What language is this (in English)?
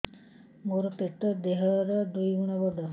Odia